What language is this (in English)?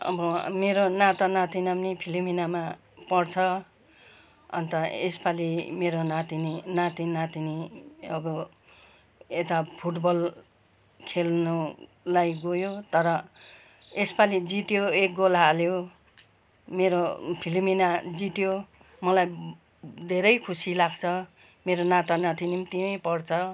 Nepali